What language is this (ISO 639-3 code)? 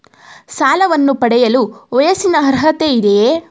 kan